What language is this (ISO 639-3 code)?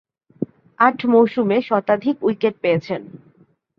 ben